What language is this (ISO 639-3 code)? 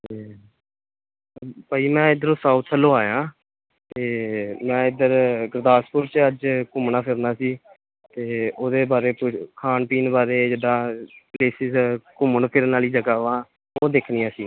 pan